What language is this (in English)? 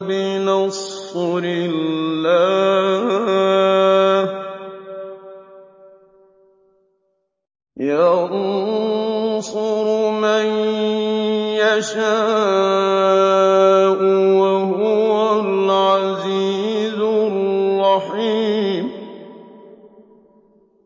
Arabic